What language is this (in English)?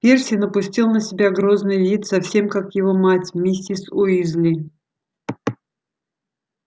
Russian